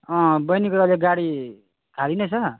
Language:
Nepali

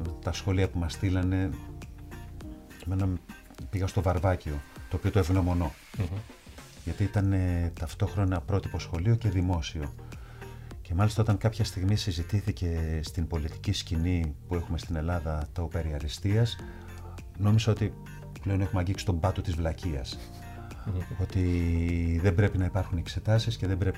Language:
Greek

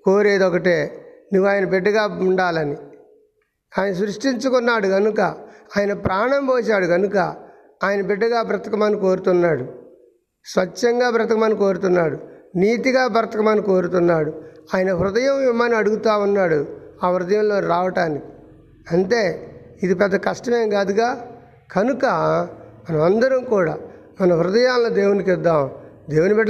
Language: Telugu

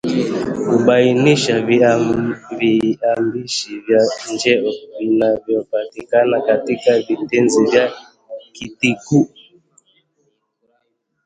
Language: Swahili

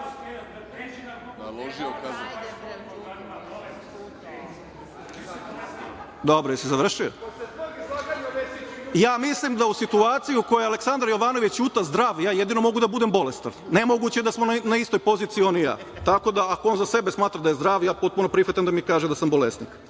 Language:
Serbian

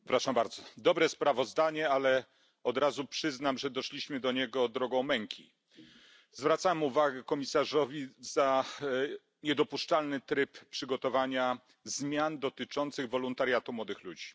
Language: Polish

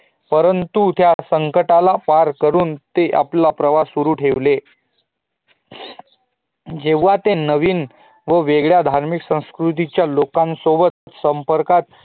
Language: Marathi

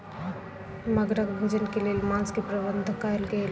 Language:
Maithili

